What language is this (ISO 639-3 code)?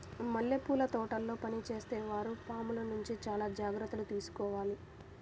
tel